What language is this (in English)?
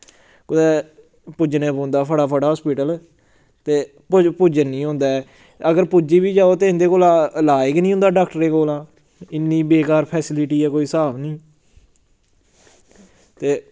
Dogri